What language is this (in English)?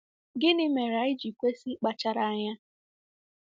Igbo